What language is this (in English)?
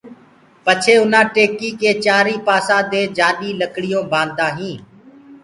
Gurgula